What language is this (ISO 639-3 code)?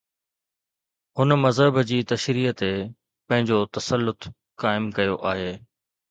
snd